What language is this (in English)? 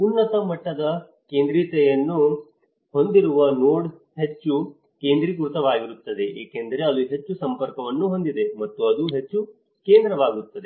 Kannada